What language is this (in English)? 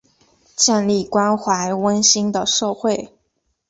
Chinese